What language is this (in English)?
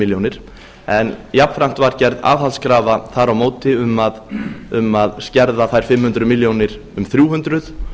Icelandic